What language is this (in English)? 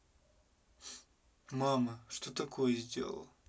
Russian